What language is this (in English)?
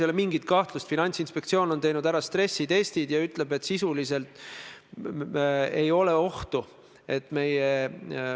Estonian